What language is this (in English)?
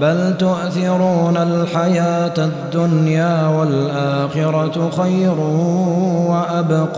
Arabic